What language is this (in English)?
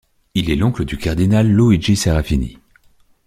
French